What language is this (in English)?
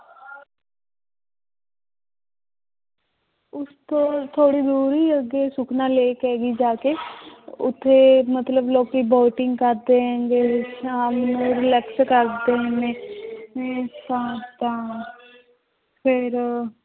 Punjabi